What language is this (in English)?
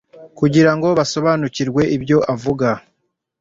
Kinyarwanda